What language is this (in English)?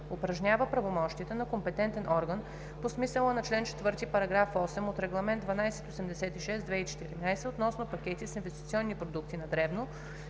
Bulgarian